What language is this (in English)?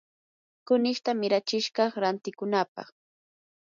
Yanahuanca Pasco Quechua